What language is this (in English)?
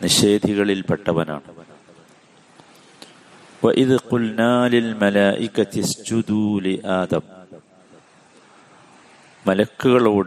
Malayalam